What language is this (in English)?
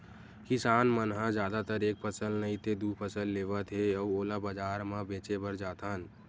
Chhattisgarhi